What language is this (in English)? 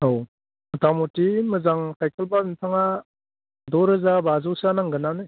Bodo